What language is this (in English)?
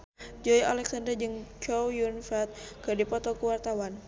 Sundanese